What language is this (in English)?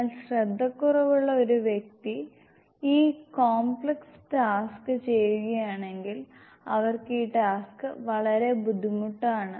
Malayalam